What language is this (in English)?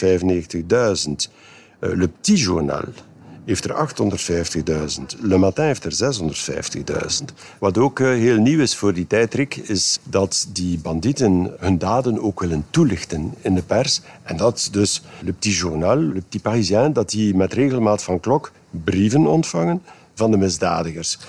Dutch